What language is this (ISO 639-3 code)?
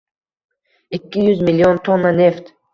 uzb